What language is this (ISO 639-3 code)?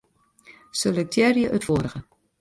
fry